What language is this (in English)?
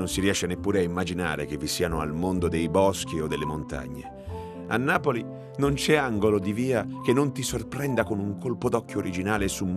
Italian